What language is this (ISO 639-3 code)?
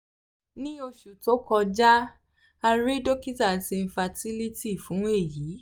yor